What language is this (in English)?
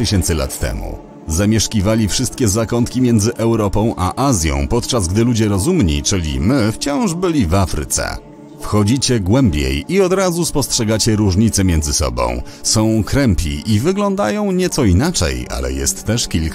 Polish